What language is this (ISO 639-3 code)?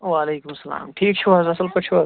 kas